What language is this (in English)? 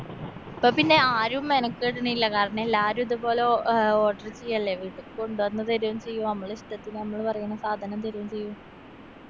Malayalam